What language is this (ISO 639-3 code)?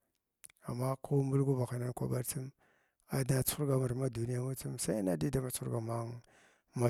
glw